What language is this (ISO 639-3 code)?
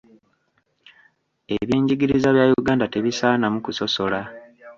lug